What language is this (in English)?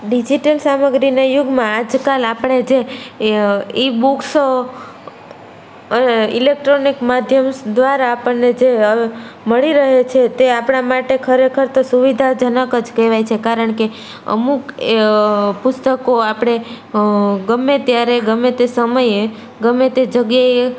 Gujarati